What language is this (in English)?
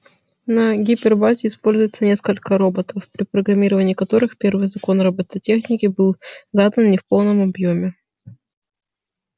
Russian